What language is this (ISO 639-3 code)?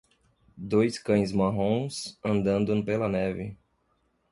por